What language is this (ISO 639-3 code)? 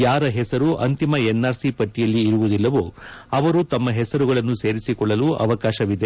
kan